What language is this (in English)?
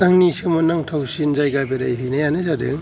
Bodo